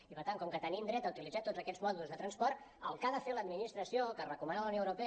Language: Catalan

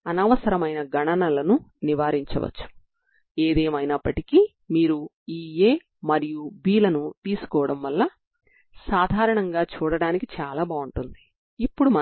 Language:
Telugu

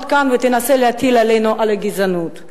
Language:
Hebrew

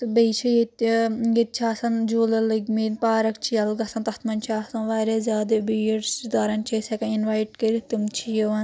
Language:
Kashmiri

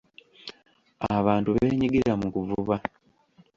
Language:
Ganda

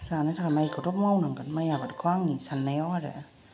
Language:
Bodo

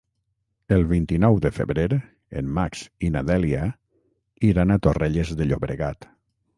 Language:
Catalan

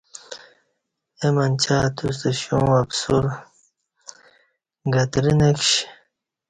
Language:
Kati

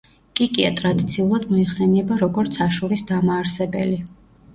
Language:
Georgian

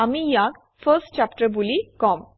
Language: Assamese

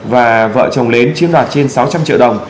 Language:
Vietnamese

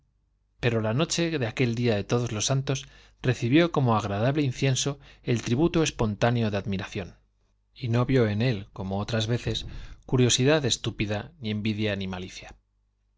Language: Spanish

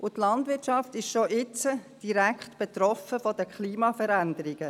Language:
Swiss German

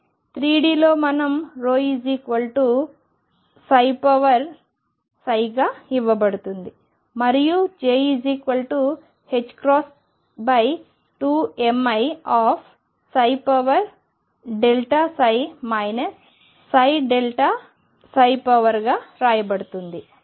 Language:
Telugu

